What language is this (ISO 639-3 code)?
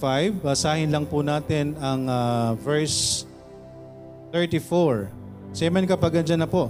fil